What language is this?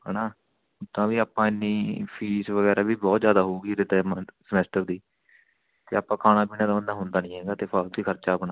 Punjabi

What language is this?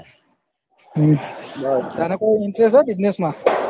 Gujarati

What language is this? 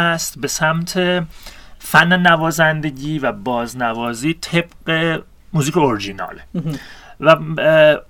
Persian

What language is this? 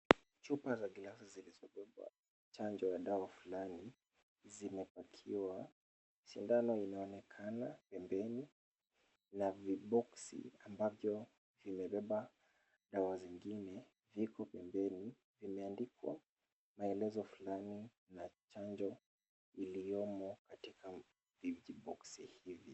Swahili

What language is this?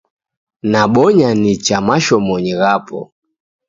Taita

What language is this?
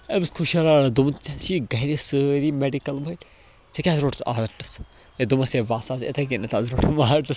Kashmiri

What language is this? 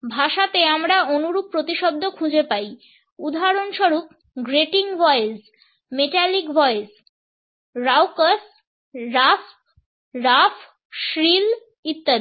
Bangla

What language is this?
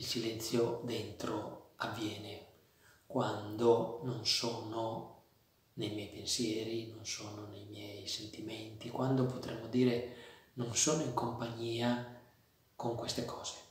Italian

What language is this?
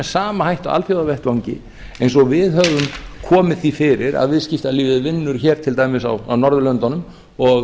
Icelandic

